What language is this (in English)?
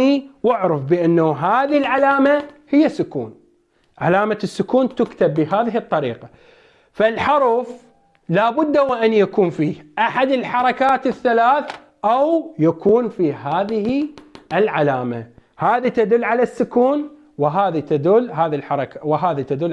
Arabic